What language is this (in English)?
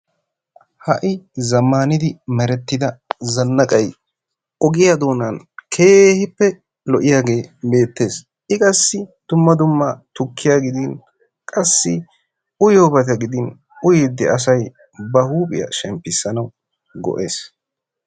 Wolaytta